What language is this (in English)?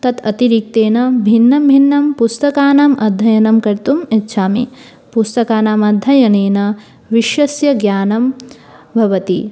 Sanskrit